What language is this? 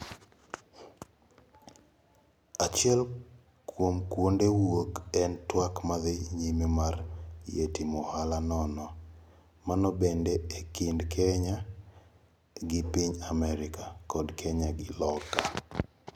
Luo (Kenya and Tanzania)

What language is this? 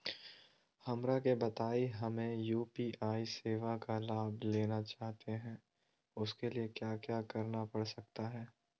Magahi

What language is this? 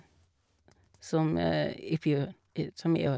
Norwegian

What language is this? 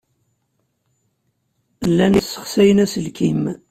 Kabyle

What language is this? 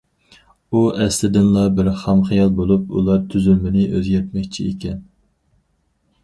Uyghur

